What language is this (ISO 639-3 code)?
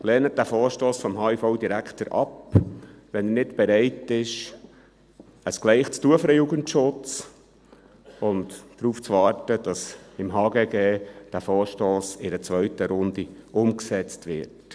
gsw